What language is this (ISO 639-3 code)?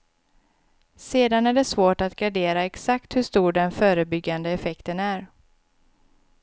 swe